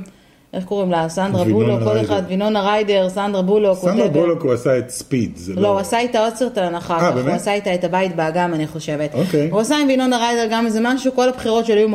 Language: Hebrew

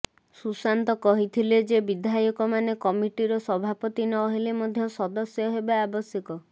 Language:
Odia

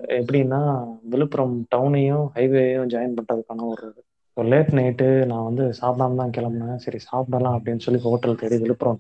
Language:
Tamil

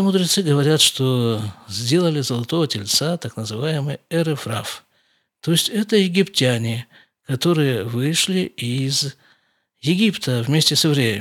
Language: Russian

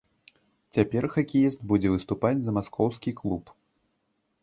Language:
Belarusian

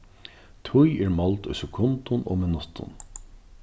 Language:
Faroese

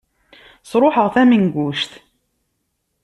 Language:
Kabyle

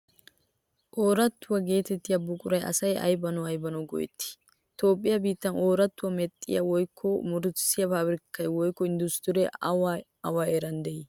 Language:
Wolaytta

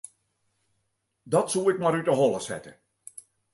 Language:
Western Frisian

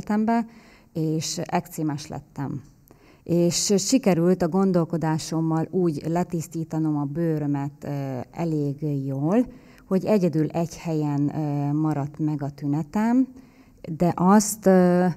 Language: Hungarian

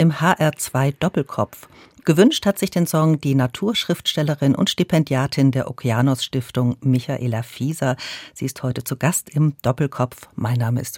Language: German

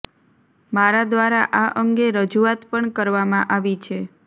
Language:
Gujarati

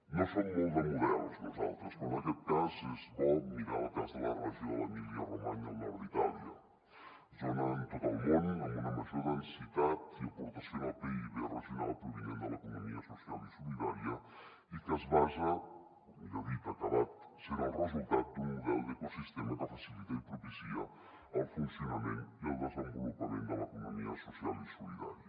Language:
Catalan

